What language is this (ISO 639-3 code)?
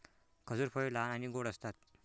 mar